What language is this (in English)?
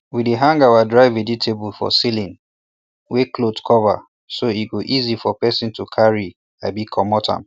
Nigerian Pidgin